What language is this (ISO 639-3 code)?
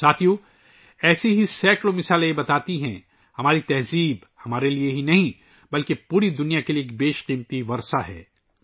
urd